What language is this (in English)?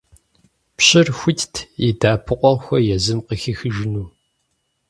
Kabardian